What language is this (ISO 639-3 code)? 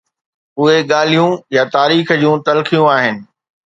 snd